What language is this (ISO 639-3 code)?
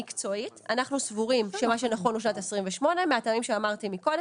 heb